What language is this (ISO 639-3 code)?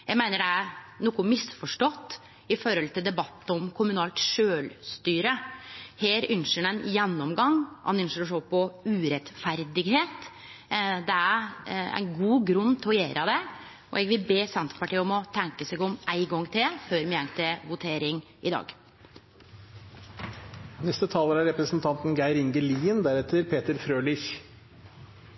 nno